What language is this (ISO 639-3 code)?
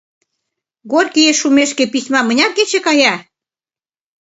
chm